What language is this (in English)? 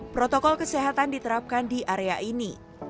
Indonesian